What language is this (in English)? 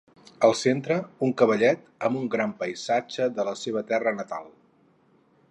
Catalan